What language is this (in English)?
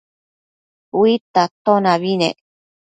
Matsés